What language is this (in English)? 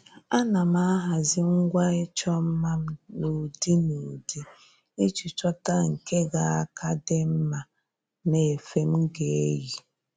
Igbo